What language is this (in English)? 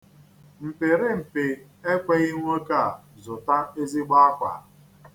Igbo